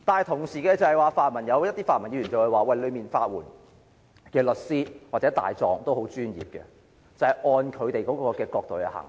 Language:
Cantonese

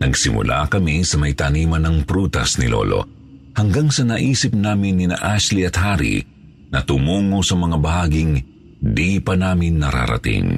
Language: Filipino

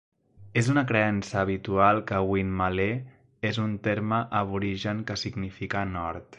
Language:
Catalan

